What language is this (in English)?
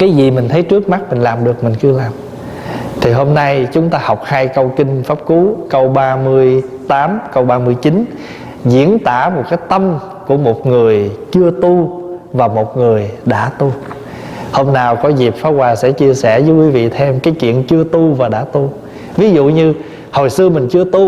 Vietnamese